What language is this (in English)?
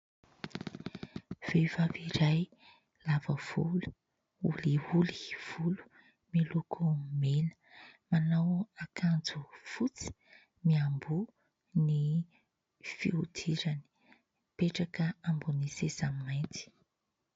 Malagasy